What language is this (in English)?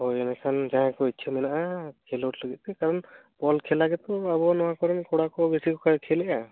Santali